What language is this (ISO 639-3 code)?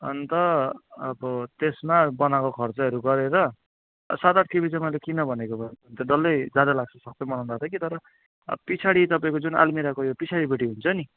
nep